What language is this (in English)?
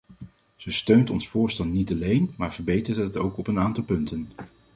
Dutch